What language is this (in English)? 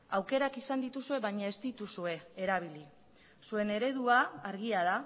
Basque